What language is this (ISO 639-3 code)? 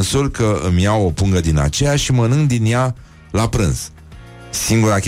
ron